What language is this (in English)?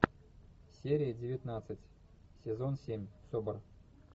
Russian